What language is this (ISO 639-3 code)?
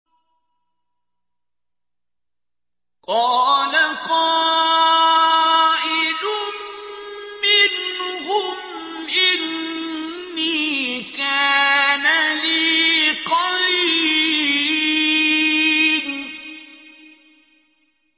ara